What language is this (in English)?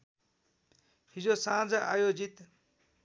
Nepali